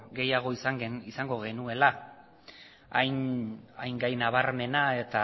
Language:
Basque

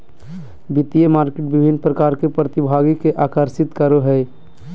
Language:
Magahi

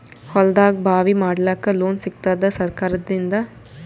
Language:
Kannada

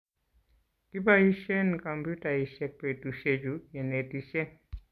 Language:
Kalenjin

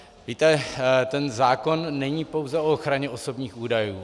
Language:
Czech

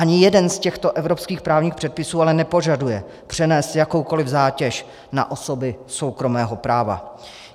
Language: Czech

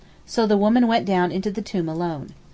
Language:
English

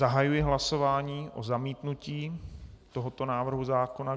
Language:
Czech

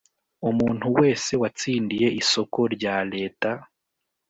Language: Kinyarwanda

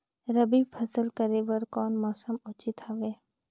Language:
Chhattisgarhi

